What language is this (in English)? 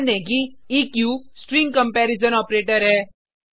Hindi